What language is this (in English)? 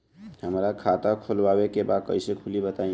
Bhojpuri